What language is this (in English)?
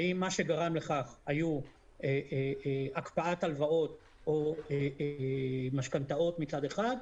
Hebrew